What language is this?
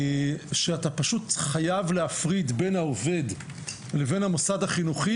Hebrew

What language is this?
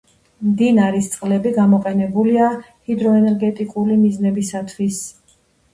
Georgian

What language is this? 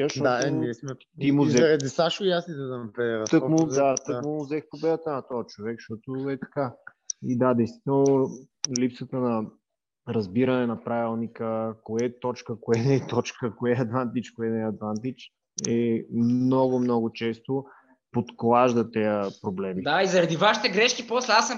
Bulgarian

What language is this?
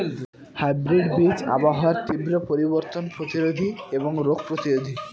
Bangla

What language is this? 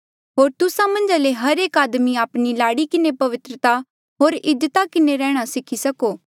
Mandeali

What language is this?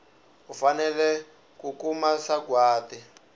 Tsonga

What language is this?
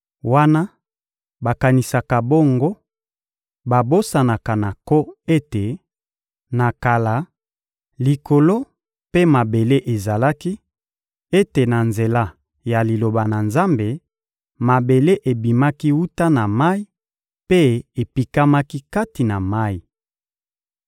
Lingala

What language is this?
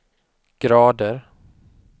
Swedish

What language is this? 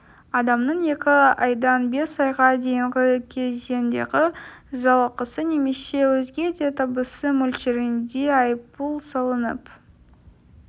Kazakh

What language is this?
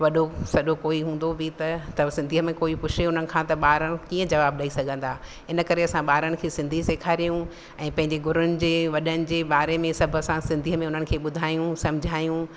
Sindhi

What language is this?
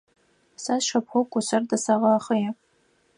Adyghe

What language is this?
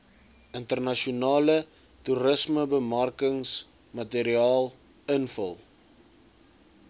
Afrikaans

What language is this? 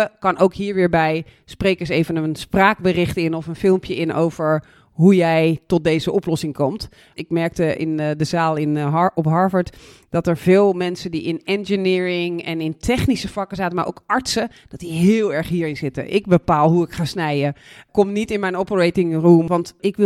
Dutch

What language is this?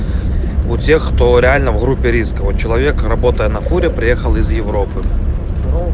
Russian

